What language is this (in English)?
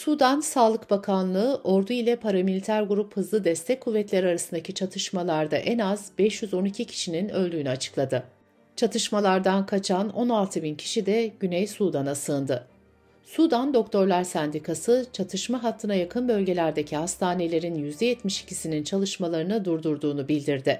Turkish